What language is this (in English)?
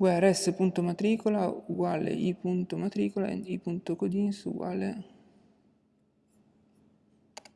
Italian